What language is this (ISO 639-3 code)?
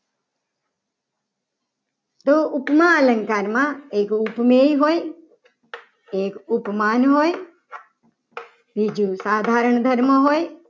guj